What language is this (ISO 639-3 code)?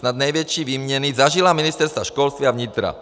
ces